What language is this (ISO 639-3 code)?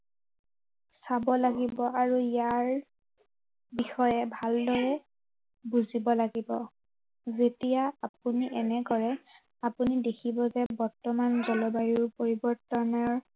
asm